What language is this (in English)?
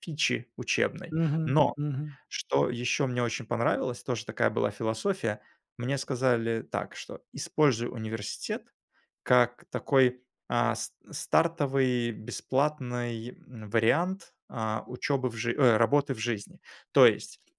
Russian